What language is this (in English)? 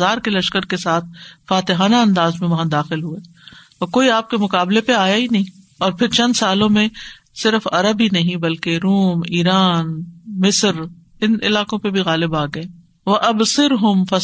Urdu